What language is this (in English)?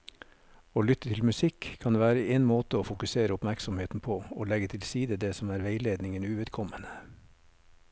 Norwegian